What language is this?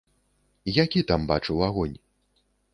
Belarusian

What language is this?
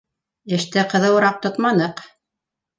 Bashkir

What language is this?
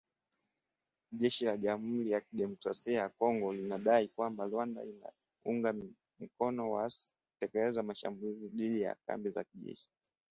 Swahili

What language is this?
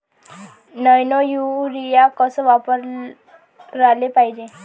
Marathi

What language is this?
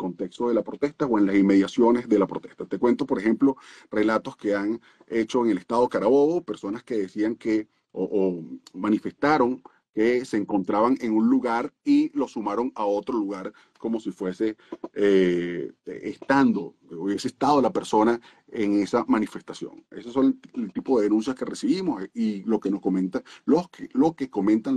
Spanish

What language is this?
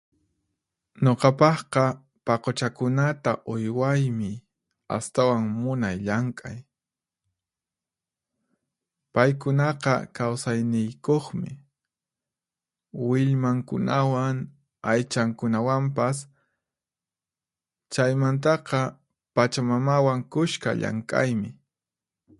Puno Quechua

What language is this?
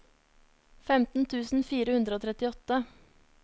Norwegian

